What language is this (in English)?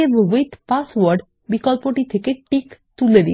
Bangla